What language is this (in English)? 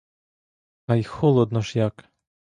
Ukrainian